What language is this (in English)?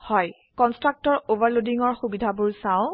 Assamese